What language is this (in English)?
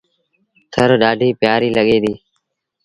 Sindhi Bhil